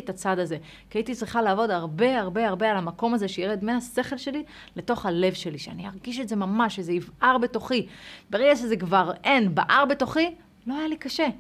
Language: Hebrew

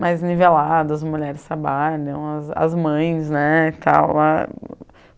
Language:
Portuguese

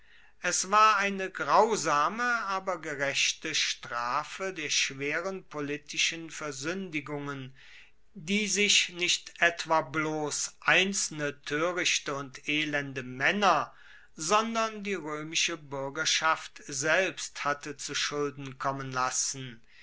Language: German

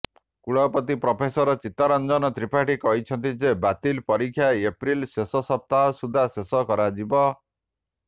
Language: Odia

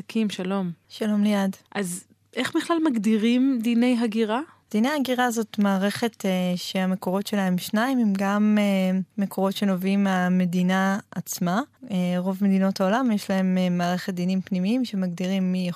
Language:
Hebrew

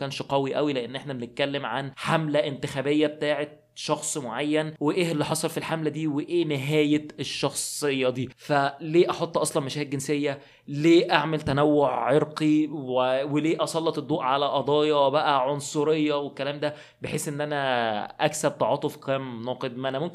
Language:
Arabic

